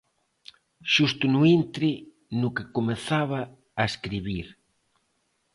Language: Galician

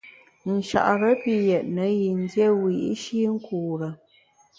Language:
Bamun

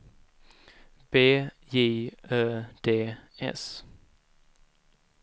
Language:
Swedish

